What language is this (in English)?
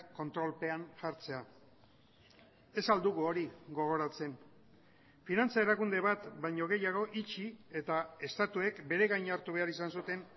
Basque